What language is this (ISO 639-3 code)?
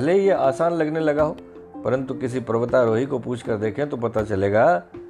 hin